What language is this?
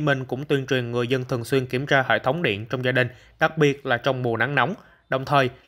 Vietnamese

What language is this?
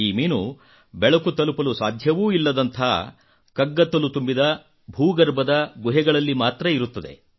Kannada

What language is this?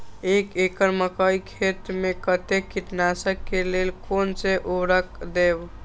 Maithili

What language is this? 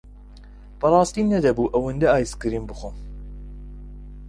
Central Kurdish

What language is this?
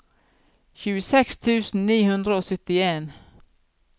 Norwegian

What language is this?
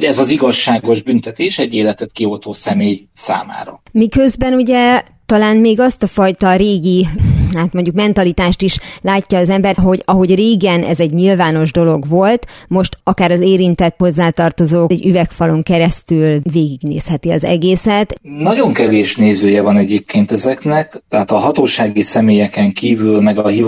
Hungarian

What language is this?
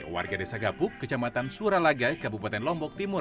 Indonesian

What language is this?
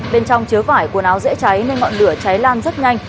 Vietnamese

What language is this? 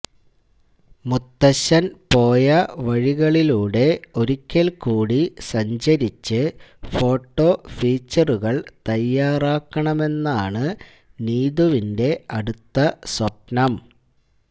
Malayalam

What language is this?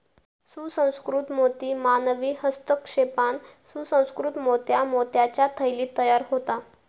Marathi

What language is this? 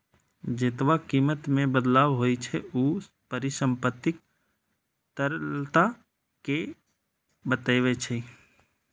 Maithili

